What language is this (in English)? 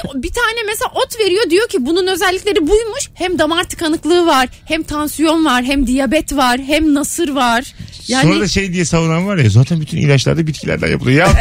Turkish